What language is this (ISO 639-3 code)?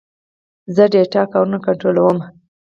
pus